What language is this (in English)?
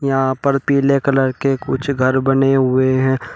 Hindi